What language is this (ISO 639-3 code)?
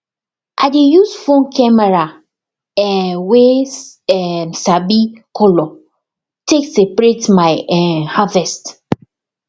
pcm